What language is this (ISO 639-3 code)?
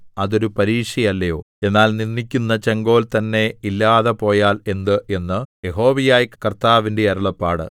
mal